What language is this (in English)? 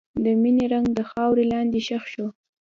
Pashto